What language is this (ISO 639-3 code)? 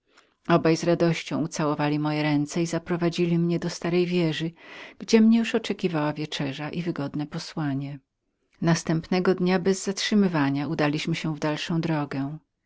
pol